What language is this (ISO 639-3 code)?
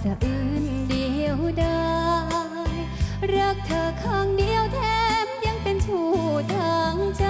tha